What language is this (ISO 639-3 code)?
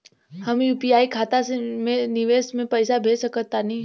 bho